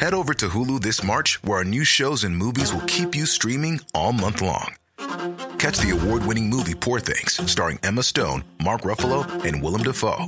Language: Swedish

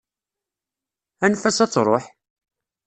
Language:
Kabyle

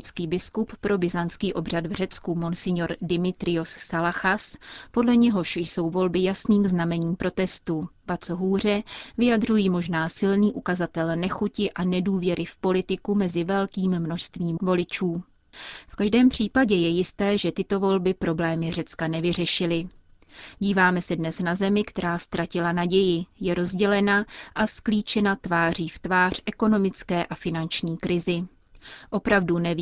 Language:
Czech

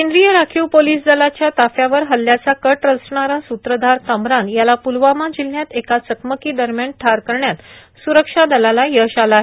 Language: Marathi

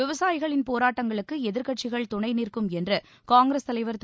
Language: Tamil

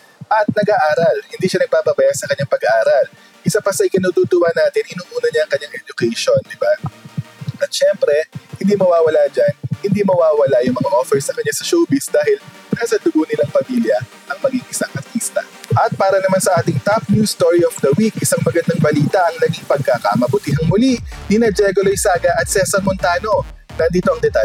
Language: Filipino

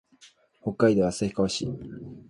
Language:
Japanese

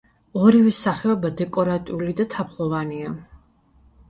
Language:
Georgian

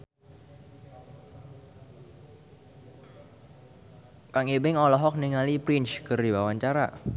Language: Sundanese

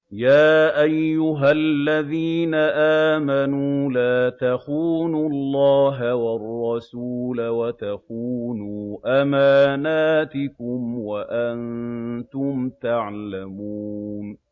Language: Arabic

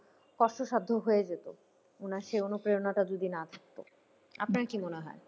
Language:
Bangla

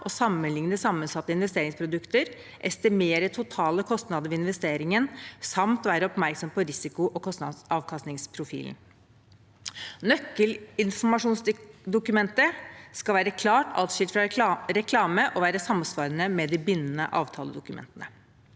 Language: Norwegian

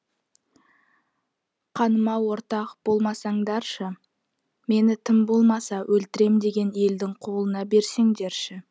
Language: Kazakh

